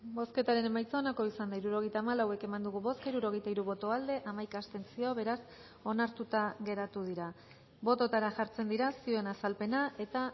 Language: Basque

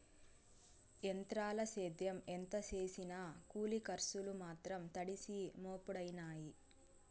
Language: Telugu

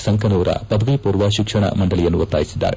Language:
Kannada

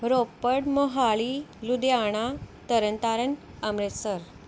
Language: Punjabi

